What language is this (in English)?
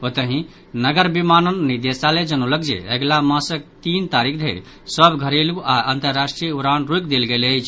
Maithili